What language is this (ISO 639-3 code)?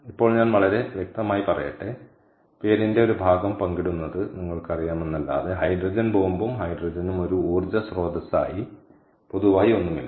mal